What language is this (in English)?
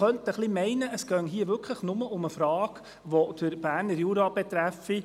Swiss German